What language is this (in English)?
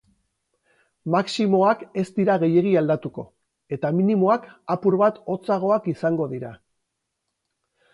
Basque